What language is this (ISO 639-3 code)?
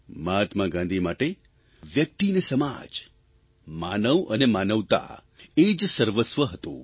guj